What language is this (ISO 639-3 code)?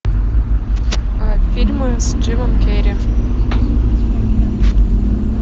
rus